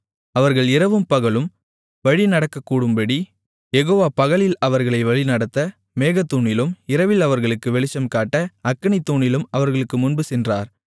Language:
Tamil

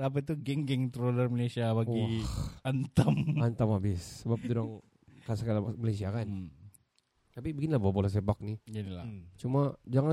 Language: Malay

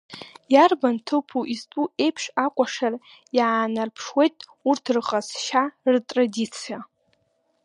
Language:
Abkhazian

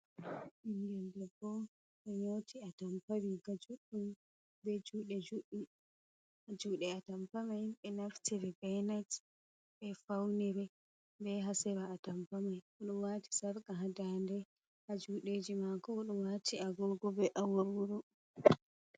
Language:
Fula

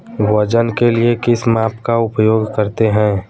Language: Hindi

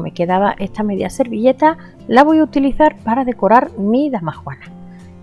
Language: Spanish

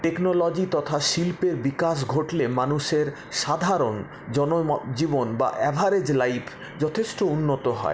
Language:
Bangla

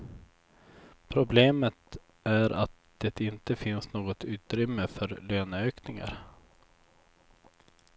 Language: Swedish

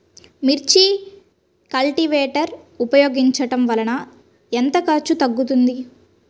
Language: Telugu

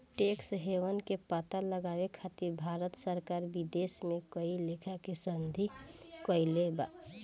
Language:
Bhojpuri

